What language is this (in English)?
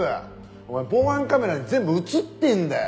Japanese